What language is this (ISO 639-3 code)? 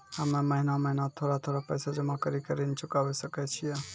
mai